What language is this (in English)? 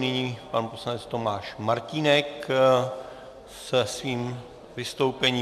Czech